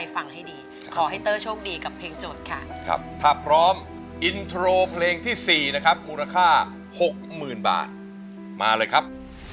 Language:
Thai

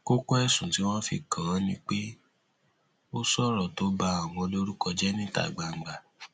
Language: Yoruba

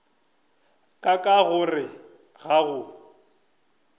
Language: Northern Sotho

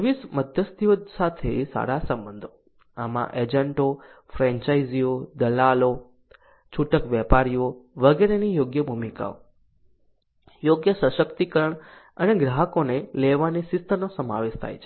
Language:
Gujarati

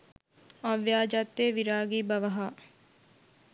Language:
Sinhala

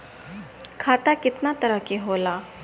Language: Bhojpuri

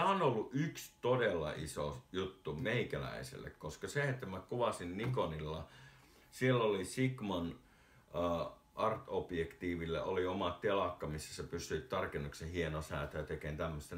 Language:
Finnish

